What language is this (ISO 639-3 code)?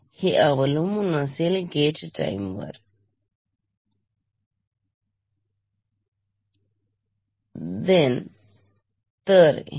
mar